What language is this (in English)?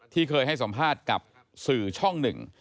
Thai